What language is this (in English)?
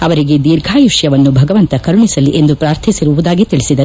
Kannada